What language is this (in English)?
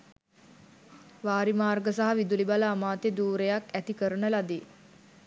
Sinhala